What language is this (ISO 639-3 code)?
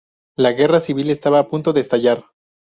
spa